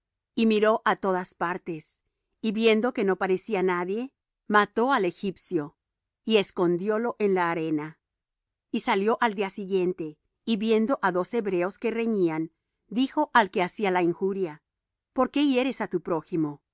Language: Spanish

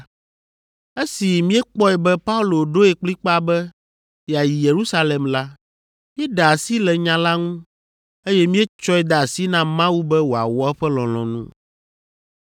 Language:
Ewe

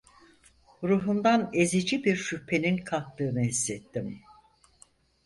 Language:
Turkish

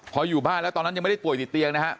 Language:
Thai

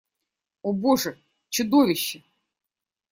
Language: Russian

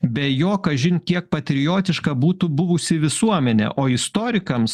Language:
Lithuanian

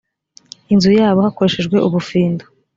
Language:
Kinyarwanda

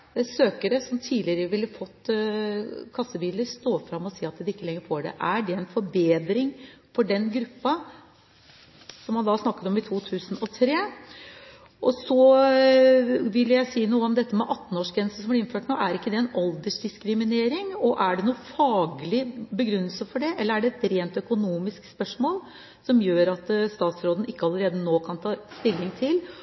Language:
Norwegian Bokmål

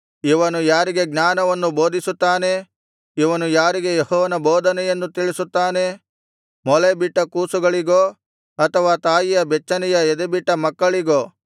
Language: Kannada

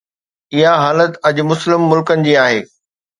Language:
Sindhi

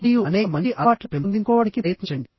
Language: Telugu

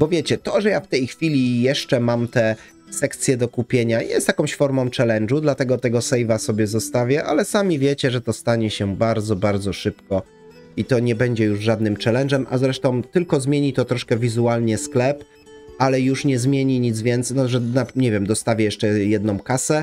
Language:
Polish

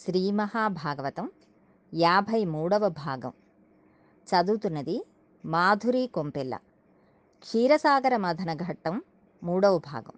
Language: Telugu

